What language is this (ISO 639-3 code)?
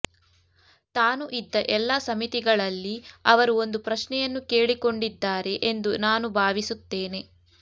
kan